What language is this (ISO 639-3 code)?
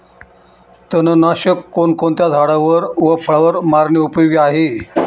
mar